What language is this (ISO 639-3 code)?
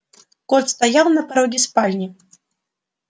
rus